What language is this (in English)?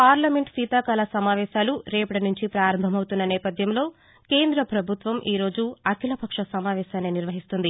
Telugu